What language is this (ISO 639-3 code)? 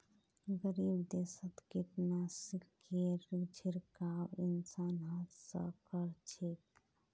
mag